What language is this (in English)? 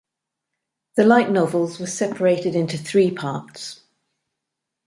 English